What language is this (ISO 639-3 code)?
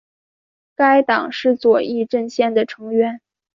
zho